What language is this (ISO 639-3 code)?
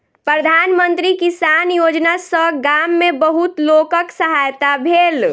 mai